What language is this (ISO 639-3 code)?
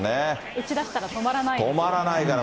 jpn